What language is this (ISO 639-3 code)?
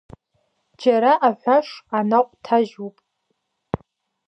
abk